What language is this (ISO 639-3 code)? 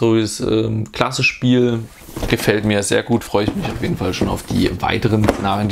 deu